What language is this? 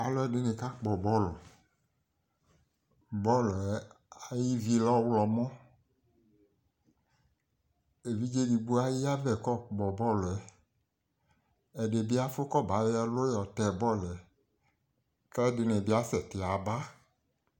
Ikposo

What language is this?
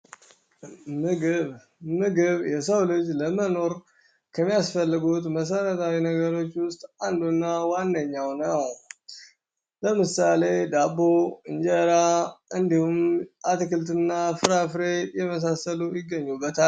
Amharic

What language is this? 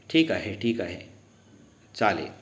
Marathi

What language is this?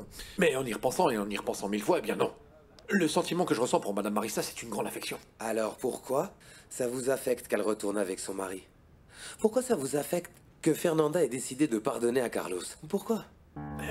French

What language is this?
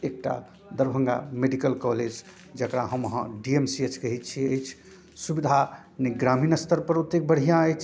Maithili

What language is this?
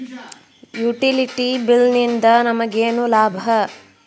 Kannada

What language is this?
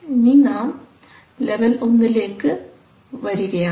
Malayalam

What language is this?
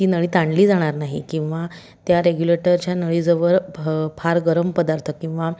Marathi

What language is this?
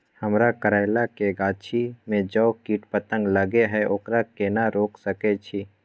Maithili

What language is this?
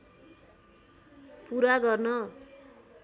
Nepali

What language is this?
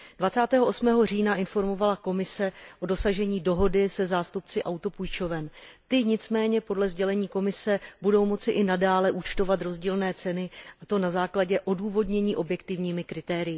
Czech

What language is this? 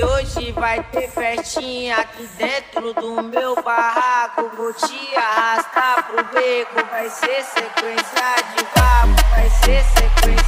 Romanian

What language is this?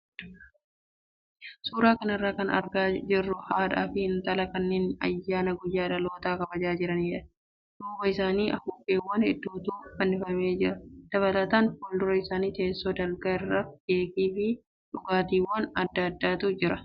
Oromo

